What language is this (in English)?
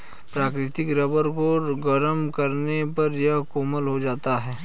Hindi